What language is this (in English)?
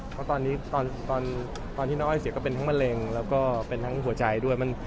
Thai